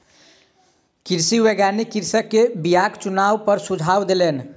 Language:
Maithili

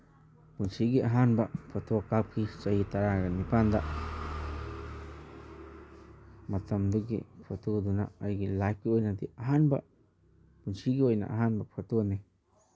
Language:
Manipuri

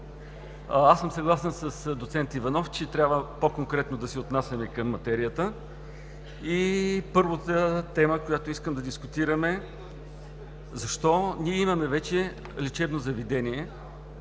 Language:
Bulgarian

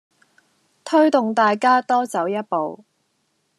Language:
Cantonese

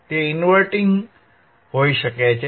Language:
Gujarati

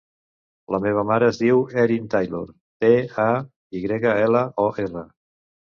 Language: Catalan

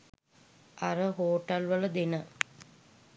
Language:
Sinhala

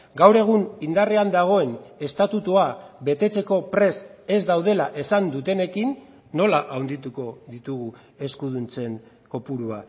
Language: Basque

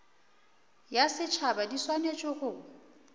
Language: Northern Sotho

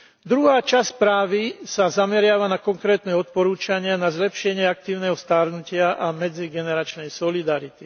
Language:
Slovak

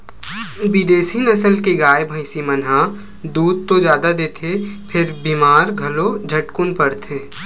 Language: Chhattisgarhi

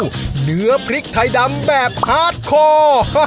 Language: Thai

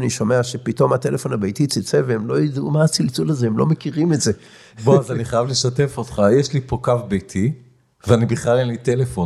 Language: Hebrew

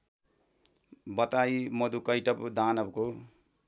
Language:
Nepali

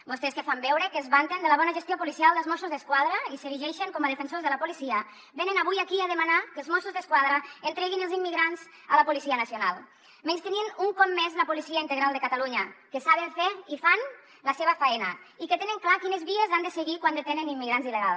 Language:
Catalan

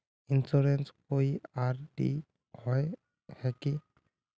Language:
Magahi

